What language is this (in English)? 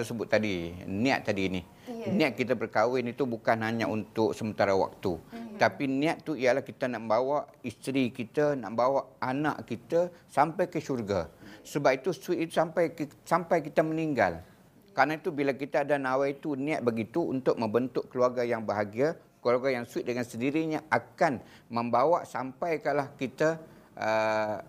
Malay